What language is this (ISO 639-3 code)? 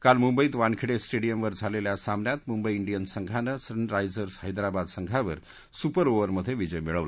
mar